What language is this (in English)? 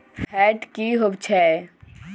Magahi